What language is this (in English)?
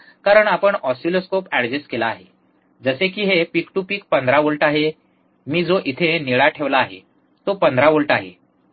Marathi